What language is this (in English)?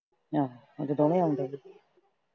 Punjabi